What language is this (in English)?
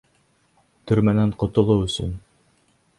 Bashkir